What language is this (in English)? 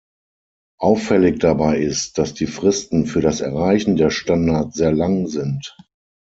German